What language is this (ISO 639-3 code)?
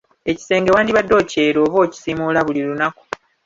lug